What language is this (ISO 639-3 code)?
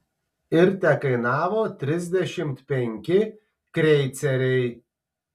lit